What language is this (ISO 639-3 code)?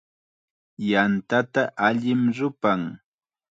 qxa